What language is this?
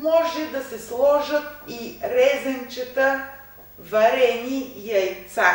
Russian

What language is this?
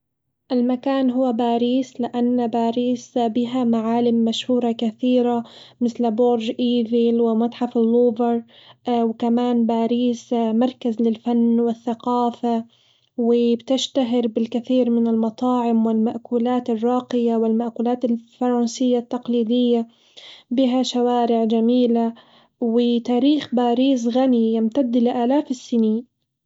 Hijazi Arabic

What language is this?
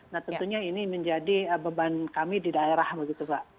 Indonesian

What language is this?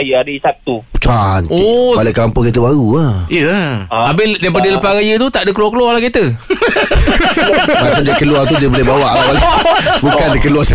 Malay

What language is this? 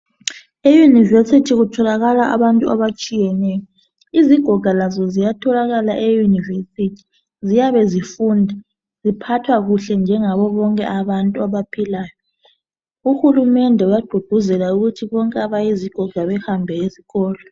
North Ndebele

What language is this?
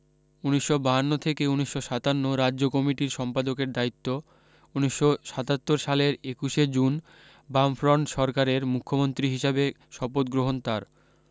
Bangla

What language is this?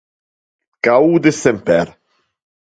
Interlingua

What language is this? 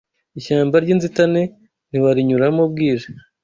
Kinyarwanda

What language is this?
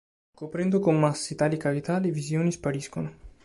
Italian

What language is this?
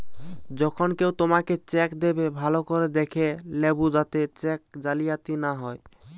Bangla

